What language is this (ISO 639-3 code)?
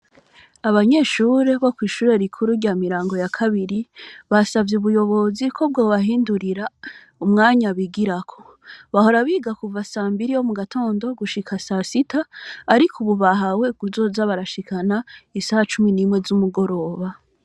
run